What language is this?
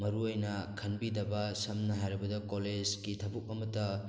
Manipuri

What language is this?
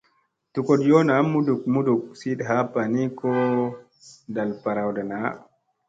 Musey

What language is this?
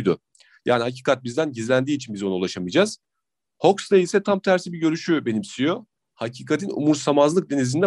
Turkish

